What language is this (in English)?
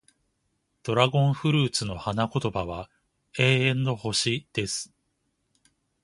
Japanese